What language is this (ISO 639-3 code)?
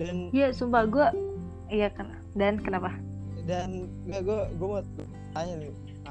ind